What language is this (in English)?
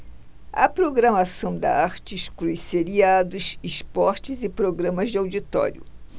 Portuguese